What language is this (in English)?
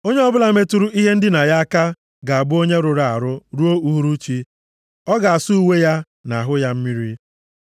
Igbo